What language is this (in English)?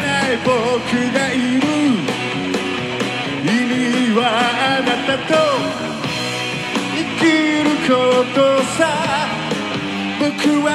Arabic